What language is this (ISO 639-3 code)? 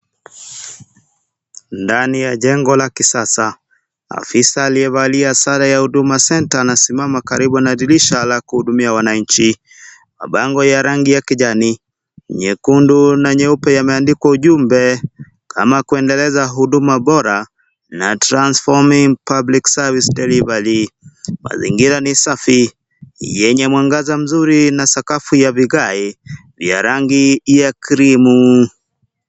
swa